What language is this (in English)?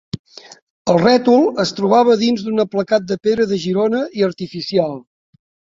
Catalan